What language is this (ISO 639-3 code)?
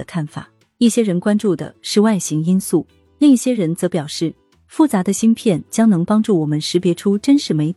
zho